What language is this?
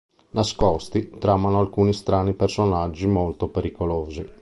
Italian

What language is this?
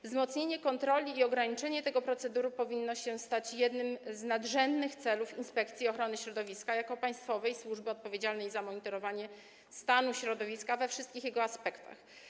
Polish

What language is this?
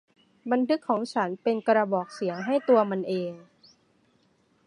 Thai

